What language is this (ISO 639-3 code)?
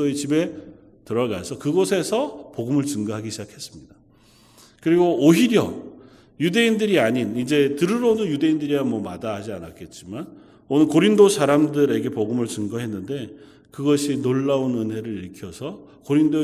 kor